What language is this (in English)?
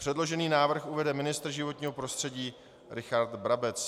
Czech